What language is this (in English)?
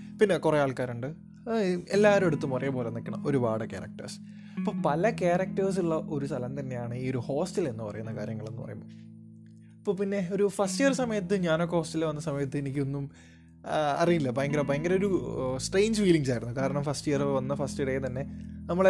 Malayalam